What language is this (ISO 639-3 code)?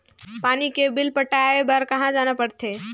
hne